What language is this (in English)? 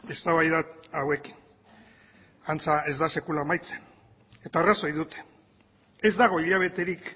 Basque